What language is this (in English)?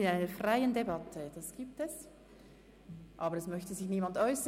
Swiss German